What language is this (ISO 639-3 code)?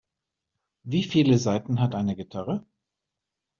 deu